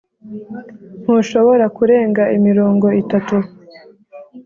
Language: Kinyarwanda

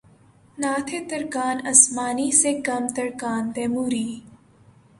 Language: Urdu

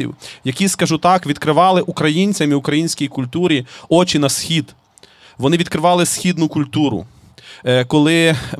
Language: Ukrainian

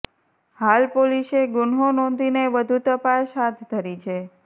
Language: Gujarati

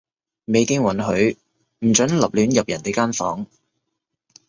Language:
Cantonese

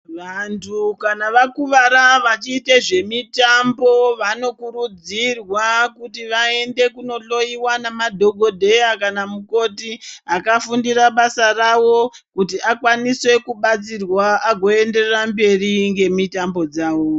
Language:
Ndau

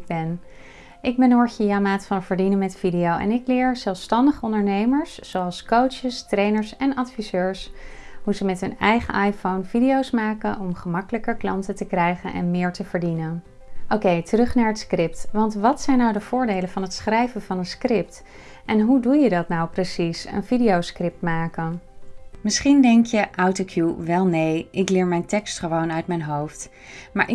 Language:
Dutch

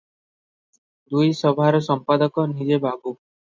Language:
Odia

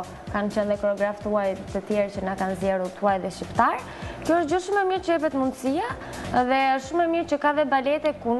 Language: Ukrainian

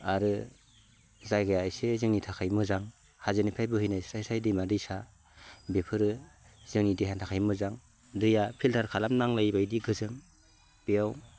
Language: Bodo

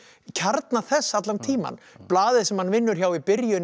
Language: Icelandic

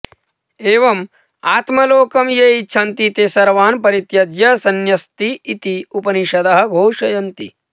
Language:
Sanskrit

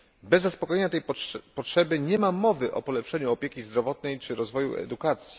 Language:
Polish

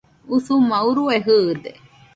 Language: Nüpode Huitoto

